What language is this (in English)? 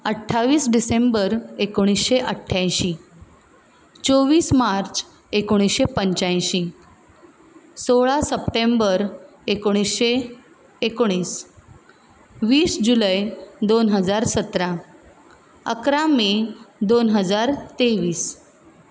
Konkani